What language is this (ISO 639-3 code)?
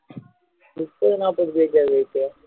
tam